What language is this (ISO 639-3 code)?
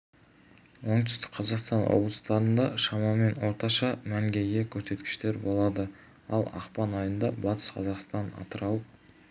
kaz